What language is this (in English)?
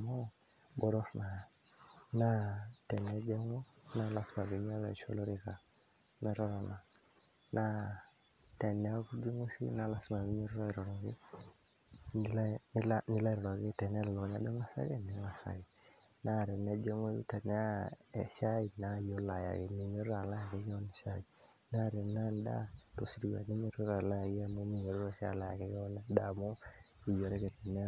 Masai